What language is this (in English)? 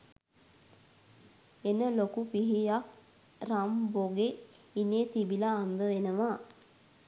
Sinhala